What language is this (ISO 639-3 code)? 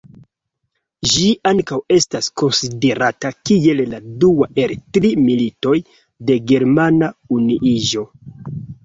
epo